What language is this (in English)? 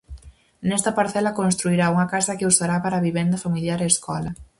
Galician